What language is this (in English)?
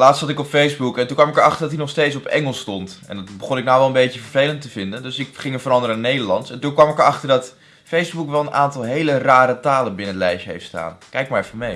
Dutch